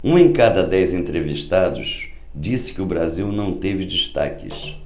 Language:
Portuguese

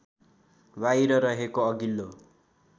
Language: Nepali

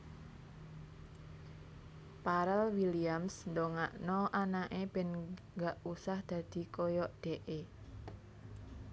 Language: Javanese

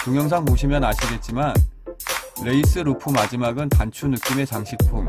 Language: Korean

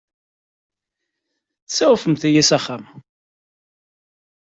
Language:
Kabyle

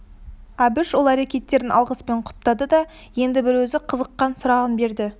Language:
Kazakh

